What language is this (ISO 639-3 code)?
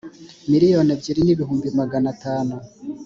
kin